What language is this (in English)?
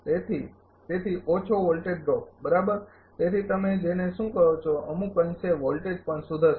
Gujarati